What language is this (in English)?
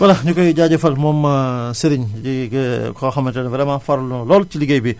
Wolof